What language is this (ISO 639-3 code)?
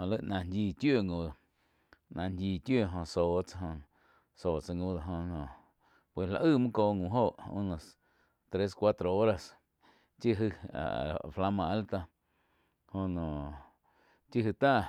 chq